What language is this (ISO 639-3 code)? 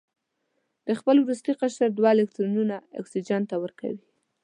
pus